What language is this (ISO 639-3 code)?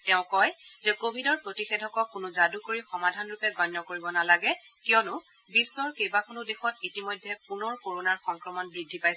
asm